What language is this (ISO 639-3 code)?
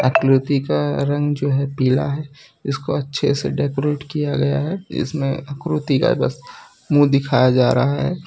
hin